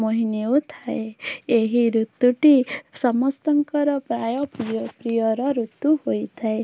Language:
Odia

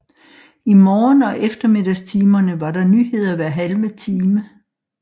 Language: Danish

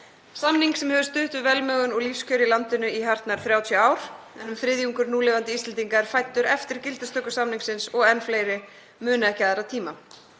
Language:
Icelandic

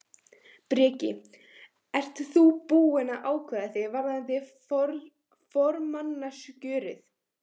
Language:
Icelandic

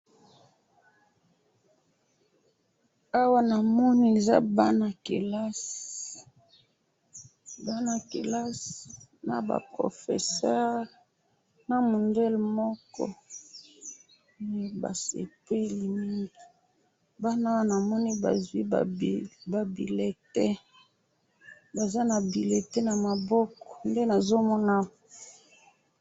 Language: Lingala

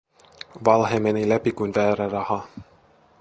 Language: Finnish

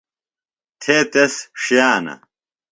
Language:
Phalura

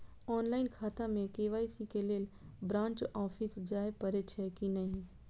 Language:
Maithili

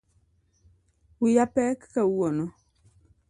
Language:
Luo (Kenya and Tanzania)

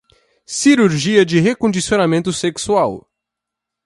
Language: Portuguese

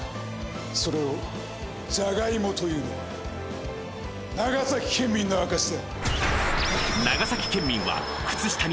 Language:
Japanese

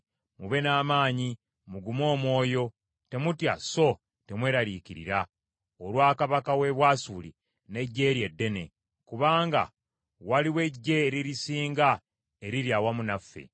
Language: Ganda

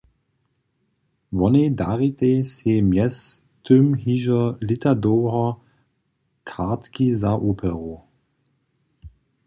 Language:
Upper Sorbian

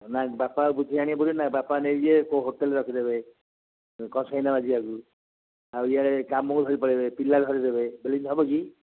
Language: Odia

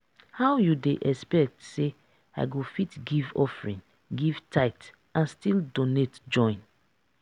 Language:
Nigerian Pidgin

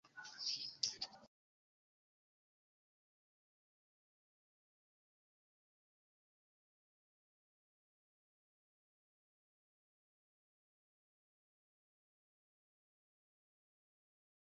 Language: Esperanto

